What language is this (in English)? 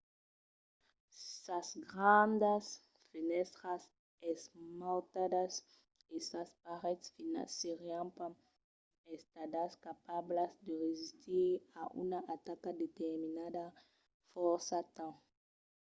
Occitan